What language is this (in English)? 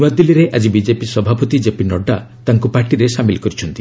Odia